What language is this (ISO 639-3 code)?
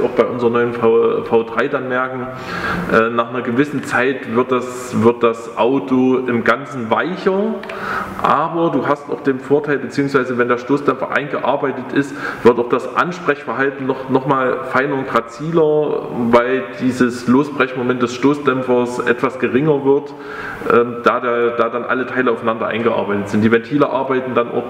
deu